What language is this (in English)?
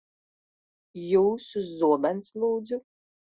Latvian